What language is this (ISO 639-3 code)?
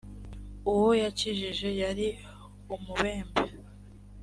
kin